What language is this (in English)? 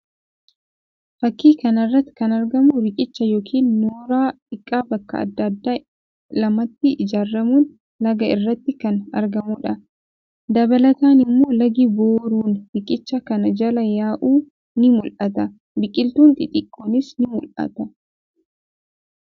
Oromo